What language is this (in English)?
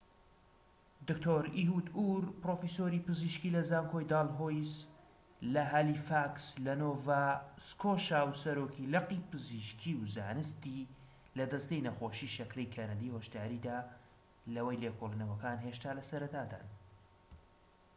Central Kurdish